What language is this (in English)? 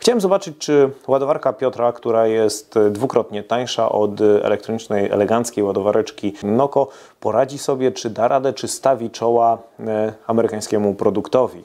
Polish